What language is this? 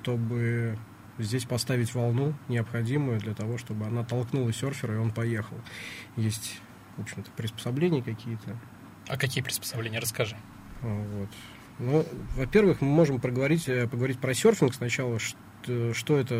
Russian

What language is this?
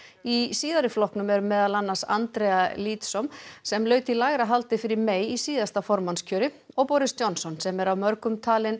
Icelandic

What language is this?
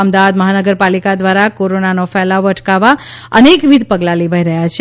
Gujarati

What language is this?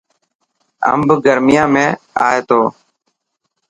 Dhatki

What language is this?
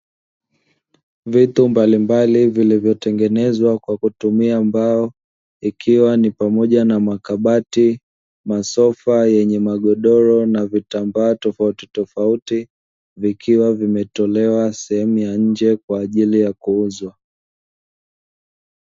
Swahili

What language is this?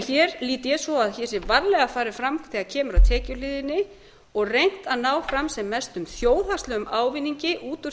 Icelandic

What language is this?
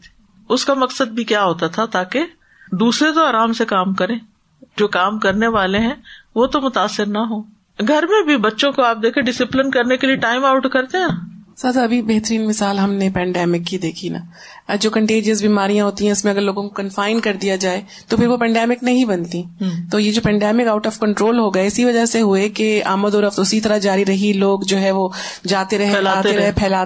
Urdu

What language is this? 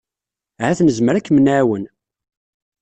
Kabyle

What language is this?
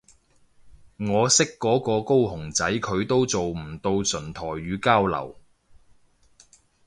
Cantonese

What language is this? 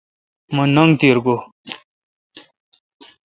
Kalkoti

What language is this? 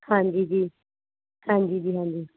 Punjabi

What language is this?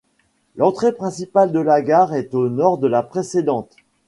French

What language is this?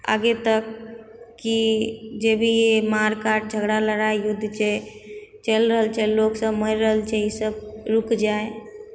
Maithili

